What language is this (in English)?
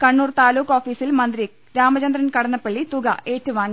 Malayalam